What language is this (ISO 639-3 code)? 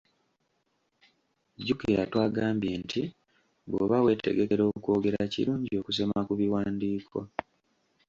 lug